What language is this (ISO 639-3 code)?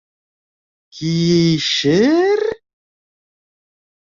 bak